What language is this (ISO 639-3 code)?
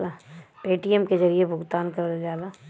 bho